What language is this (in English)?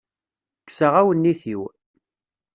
Kabyle